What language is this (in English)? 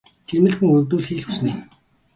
Mongolian